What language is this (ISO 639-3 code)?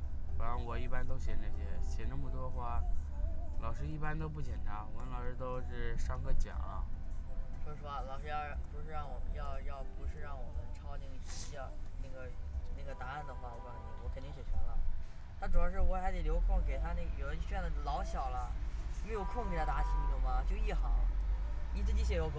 zho